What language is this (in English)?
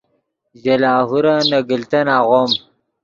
Yidgha